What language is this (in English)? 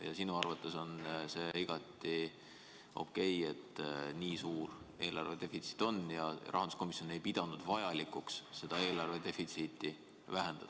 Estonian